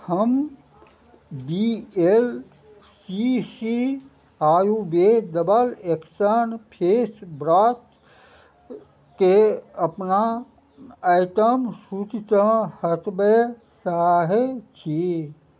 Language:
Maithili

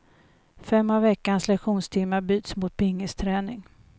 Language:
Swedish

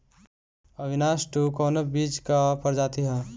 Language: Bhojpuri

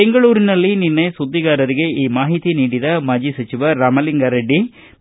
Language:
Kannada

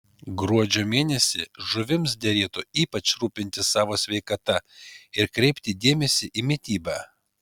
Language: Lithuanian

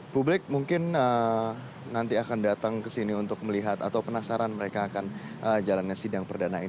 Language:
Indonesian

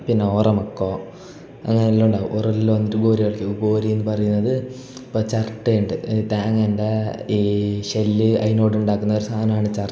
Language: Malayalam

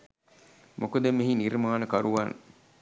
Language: Sinhala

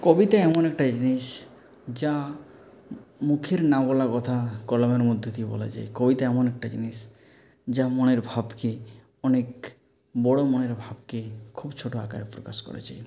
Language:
Bangla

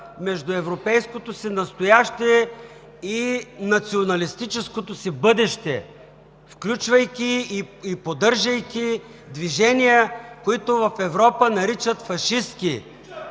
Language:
Bulgarian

